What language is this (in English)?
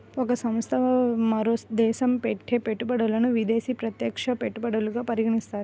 Telugu